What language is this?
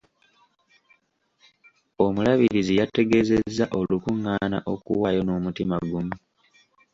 Ganda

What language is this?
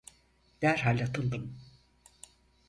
Turkish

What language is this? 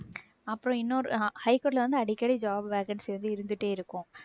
Tamil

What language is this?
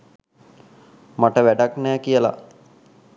Sinhala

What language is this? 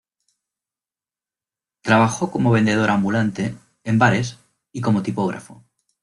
Spanish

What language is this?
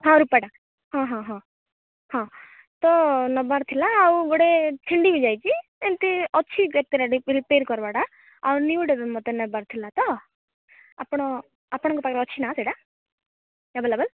Odia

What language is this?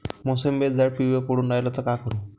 Marathi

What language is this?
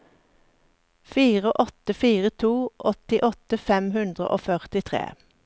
Norwegian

